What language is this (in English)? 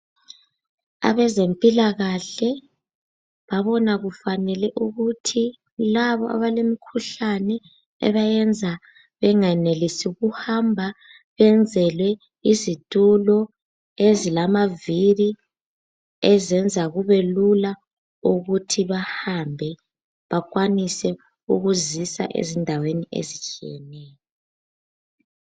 North Ndebele